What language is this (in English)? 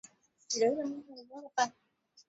Swahili